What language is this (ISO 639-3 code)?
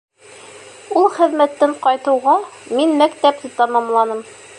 bak